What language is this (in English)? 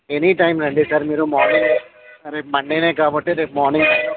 Telugu